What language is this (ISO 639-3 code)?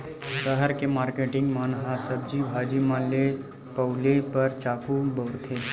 hne